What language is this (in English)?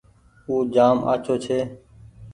Goaria